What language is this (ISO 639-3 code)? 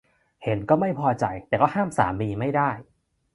tha